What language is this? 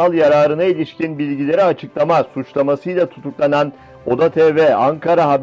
Turkish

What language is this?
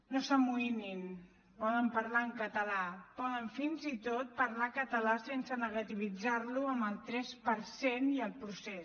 Catalan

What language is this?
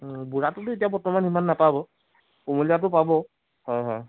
Assamese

